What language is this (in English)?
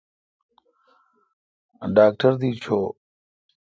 Kalkoti